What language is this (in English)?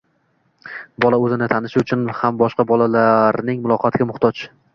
Uzbek